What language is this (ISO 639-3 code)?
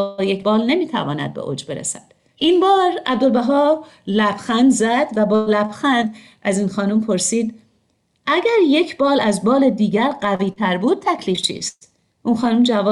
fas